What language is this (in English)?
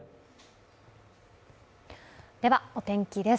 Japanese